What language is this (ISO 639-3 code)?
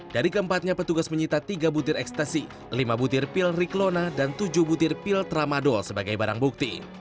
ind